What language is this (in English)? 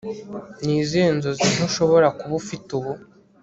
Kinyarwanda